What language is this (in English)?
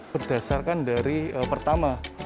Indonesian